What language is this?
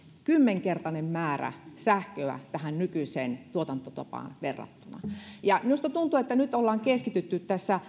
Finnish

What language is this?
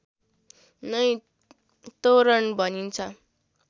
Nepali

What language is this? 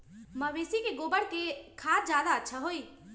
Magahi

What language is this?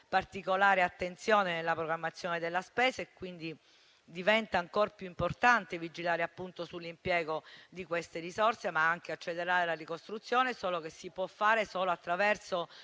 Italian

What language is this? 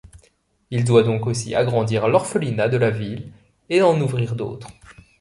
French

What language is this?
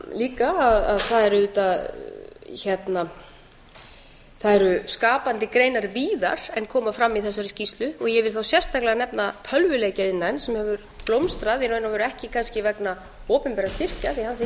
Icelandic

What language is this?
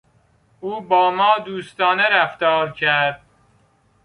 Persian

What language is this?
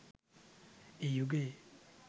Sinhala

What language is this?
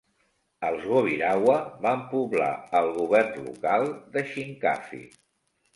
Catalan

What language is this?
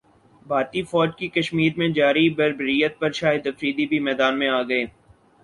Urdu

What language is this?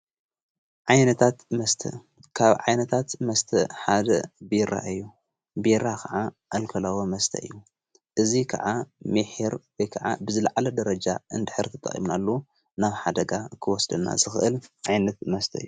Tigrinya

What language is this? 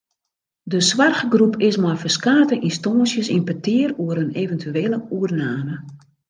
Western Frisian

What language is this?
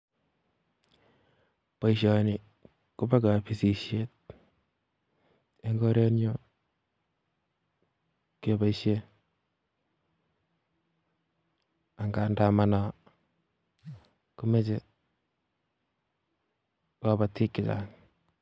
Kalenjin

